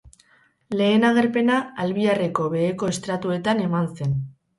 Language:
Basque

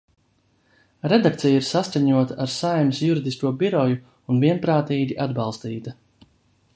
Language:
Latvian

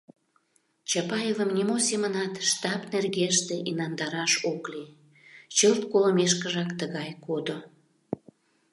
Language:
Mari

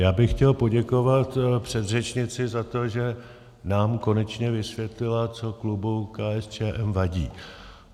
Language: Czech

